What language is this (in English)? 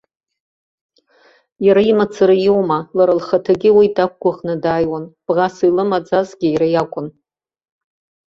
Abkhazian